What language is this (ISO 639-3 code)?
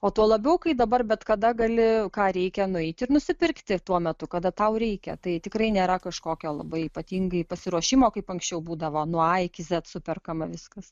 lit